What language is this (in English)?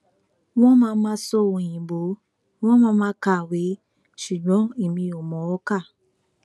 Yoruba